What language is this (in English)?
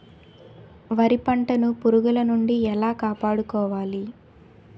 Telugu